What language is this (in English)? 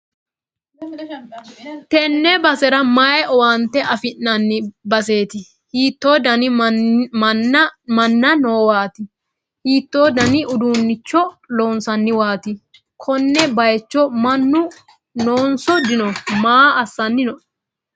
Sidamo